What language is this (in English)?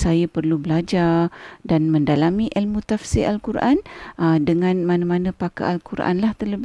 Malay